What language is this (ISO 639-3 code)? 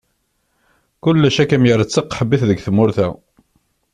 kab